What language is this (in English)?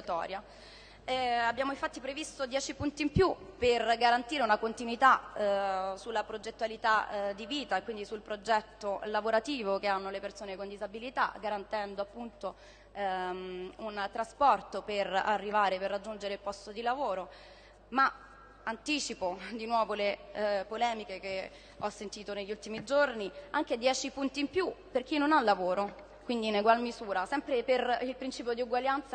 Italian